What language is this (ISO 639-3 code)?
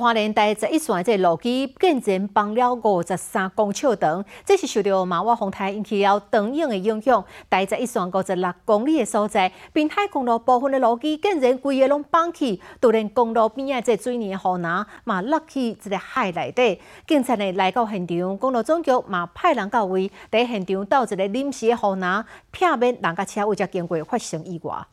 zho